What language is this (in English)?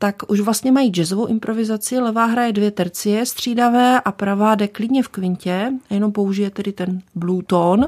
Czech